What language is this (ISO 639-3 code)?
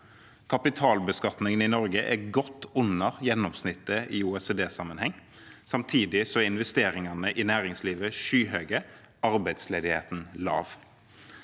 nor